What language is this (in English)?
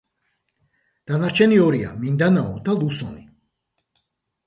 Georgian